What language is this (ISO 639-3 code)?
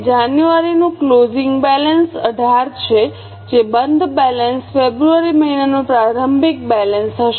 guj